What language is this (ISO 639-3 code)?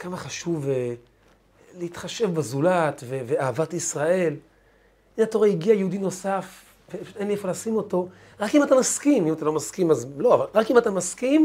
heb